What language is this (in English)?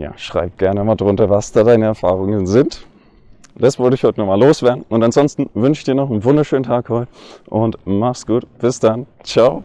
German